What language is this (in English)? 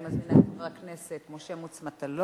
Hebrew